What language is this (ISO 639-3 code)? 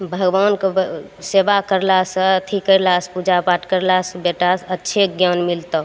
mai